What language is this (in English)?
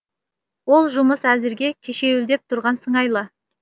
Kazakh